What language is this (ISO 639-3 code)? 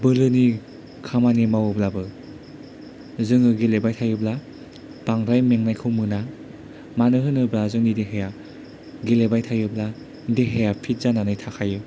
brx